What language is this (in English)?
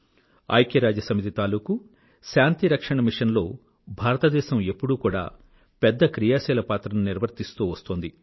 Telugu